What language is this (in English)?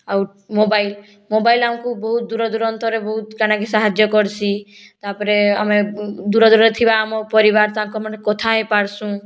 Odia